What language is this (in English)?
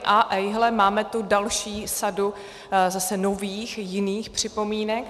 Czech